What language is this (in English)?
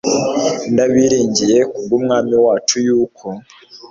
Kinyarwanda